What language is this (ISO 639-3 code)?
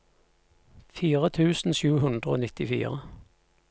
nor